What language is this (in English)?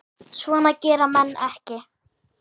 Icelandic